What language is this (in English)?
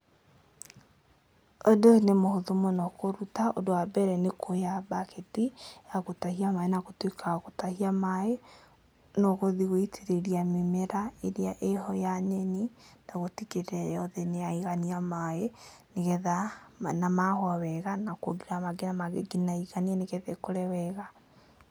Kikuyu